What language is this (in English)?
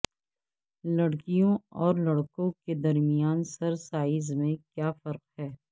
Urdu